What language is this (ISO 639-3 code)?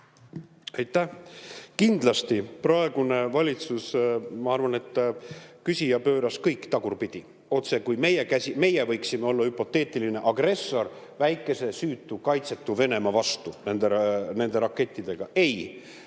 est